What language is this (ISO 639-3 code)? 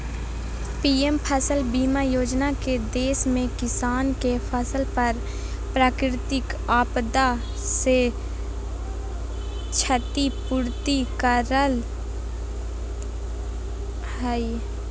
mag